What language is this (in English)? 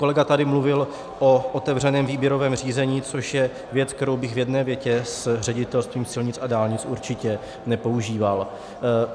Czech